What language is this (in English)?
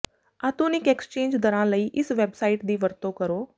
Punjabi